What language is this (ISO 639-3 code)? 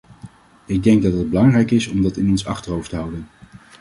nld